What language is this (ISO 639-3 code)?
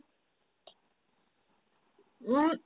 asm